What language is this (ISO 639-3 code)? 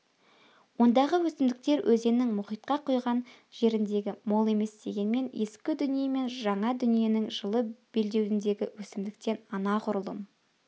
kaz